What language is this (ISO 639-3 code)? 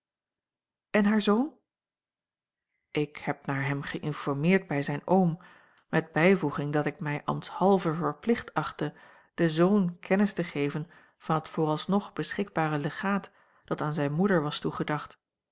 nld